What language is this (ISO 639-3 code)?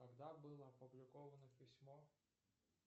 rus